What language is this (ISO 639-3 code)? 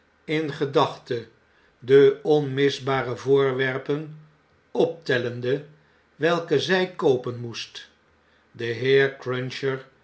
nld